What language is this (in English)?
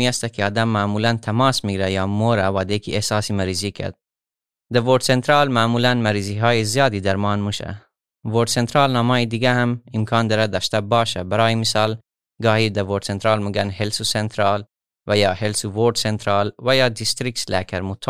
Persian